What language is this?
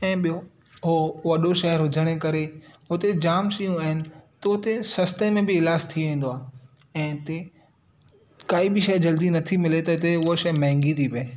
Sindhi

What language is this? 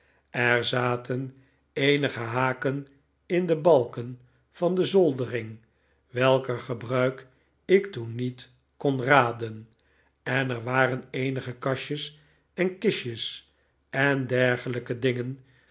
Dutch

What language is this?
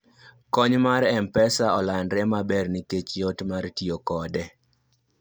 Luo (Kenya and Tanzania)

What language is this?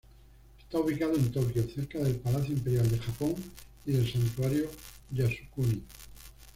Spanish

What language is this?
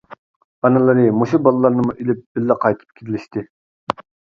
Uyghur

